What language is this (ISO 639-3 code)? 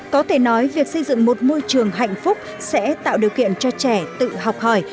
vie